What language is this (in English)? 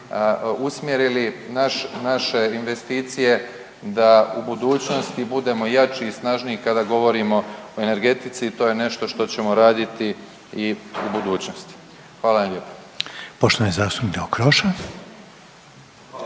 Croatian